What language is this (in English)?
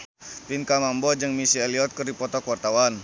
Sundanese